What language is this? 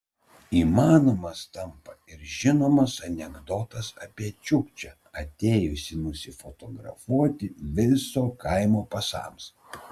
Lithuanian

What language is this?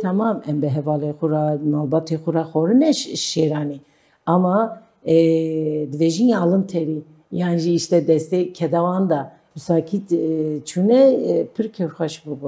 Turkish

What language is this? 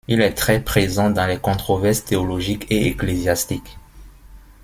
French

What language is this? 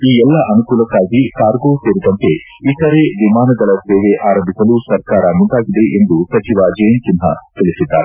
Kannada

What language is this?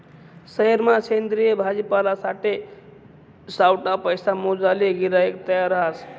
Marathi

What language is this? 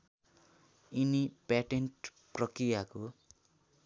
Nepali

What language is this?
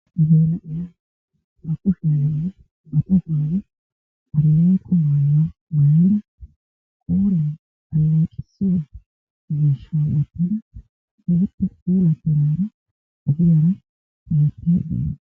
Wolaytta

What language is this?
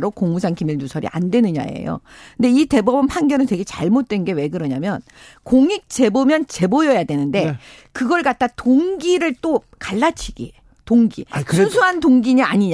Korean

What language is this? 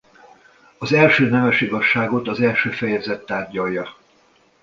Hungarian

